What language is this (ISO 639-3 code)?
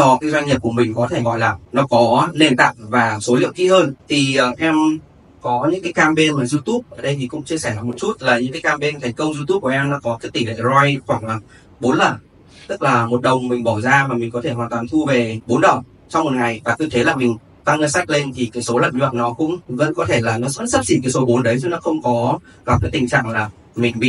vie